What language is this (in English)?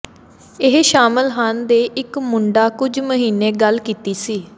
Punjabi